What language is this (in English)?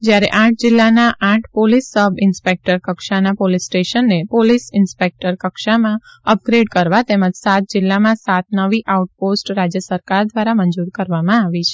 Gujarati